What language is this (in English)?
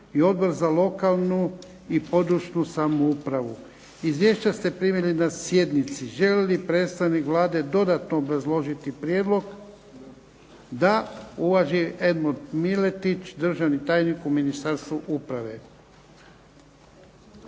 Croatian